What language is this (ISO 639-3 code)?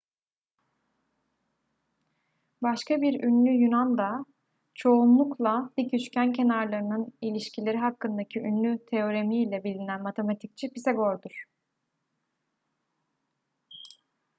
tur